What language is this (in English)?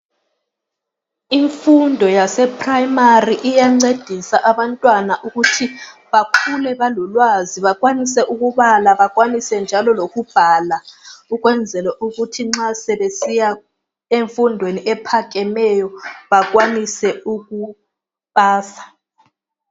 North Ndebele